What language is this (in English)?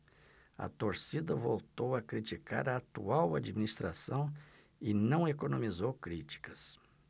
Portuguese